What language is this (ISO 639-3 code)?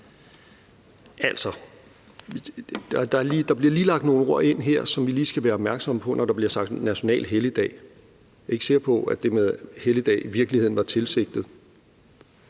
dan